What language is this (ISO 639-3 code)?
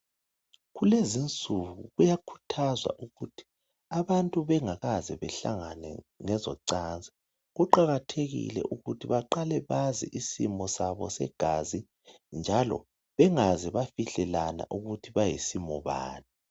nde